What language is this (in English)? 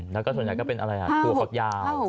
Thai